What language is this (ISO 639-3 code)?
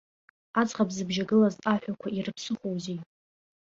abk